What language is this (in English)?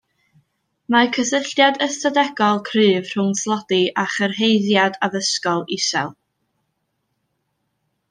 Welsh